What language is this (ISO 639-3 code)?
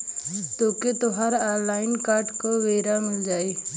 bho